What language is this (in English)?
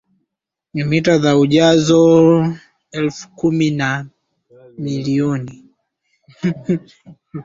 Swahili